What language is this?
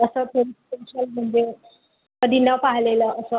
Marathi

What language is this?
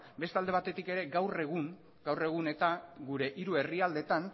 Basque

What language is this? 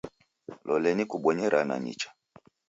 Taita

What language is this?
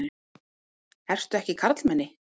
Icelandic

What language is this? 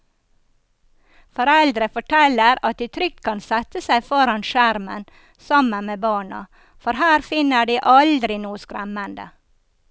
Norwegian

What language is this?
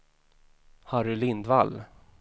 Swedish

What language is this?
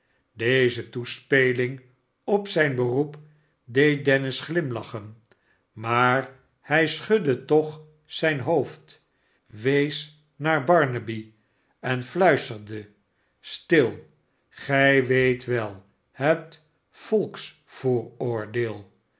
Dutch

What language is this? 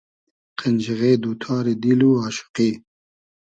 Hazaragi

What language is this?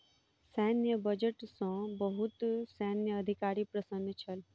Maithili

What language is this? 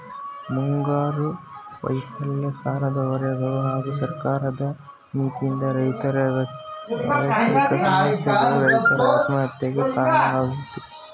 Kannada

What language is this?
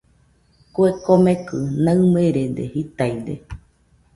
Nüpode Huitoto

